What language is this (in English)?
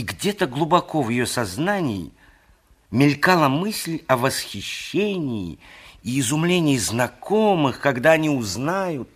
Russian